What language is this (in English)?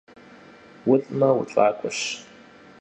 Kabardian